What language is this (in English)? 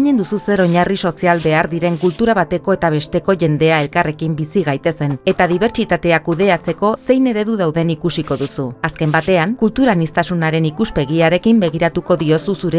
Basque